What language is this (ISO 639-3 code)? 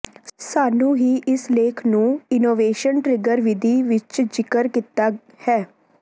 pan